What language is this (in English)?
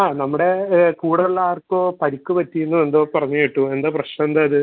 Malayalam